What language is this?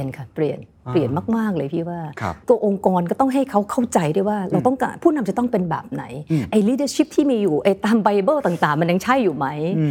Thai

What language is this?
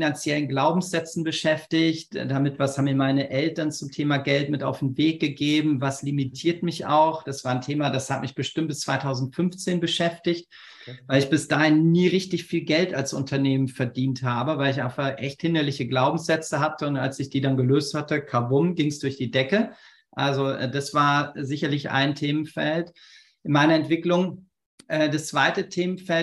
German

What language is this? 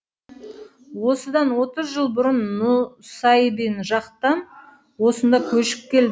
Kazakh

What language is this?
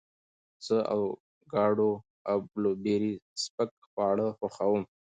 Pashto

